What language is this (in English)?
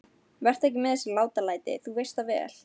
Icelandic